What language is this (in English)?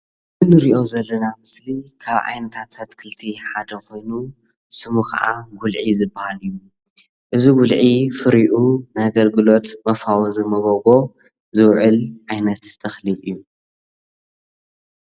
Tigrinya